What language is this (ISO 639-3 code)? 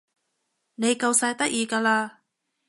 yue